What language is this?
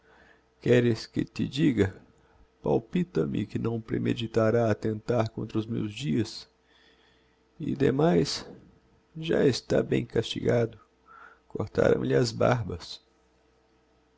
Portuguese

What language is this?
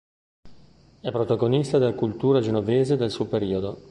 Italian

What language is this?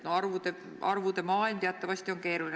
Estonian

